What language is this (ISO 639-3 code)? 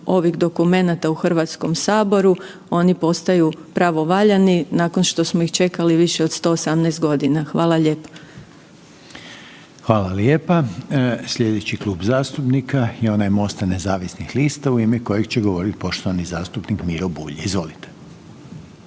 hrv